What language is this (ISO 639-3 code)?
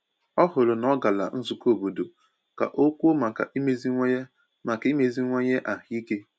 ibo